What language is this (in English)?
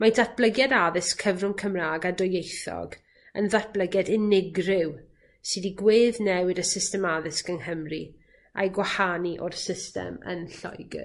Welsh